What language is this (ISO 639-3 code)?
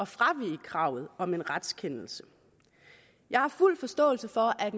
dan